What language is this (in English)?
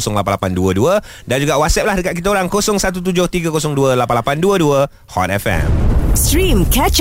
Malay